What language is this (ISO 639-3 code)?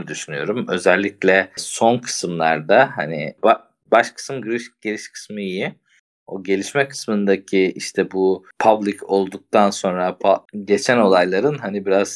tur